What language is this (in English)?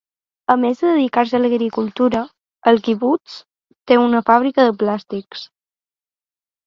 Catalan